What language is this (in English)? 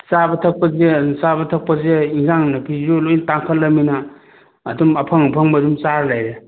Manipuri